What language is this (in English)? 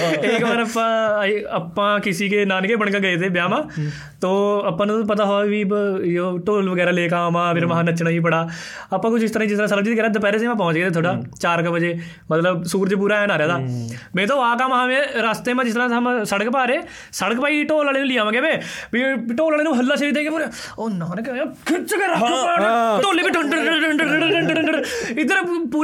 Punjabi